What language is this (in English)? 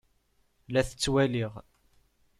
Kabyle